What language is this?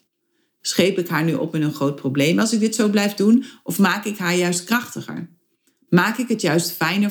Dutch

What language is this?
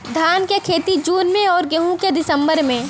Bhojpuri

